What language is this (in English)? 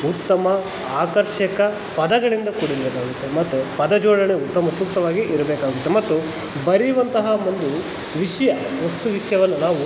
Kannada